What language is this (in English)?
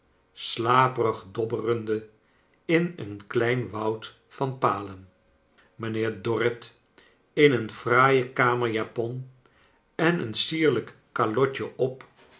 Dutch